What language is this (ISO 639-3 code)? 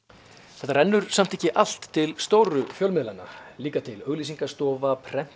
isl